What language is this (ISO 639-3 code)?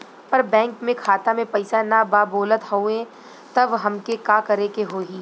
bho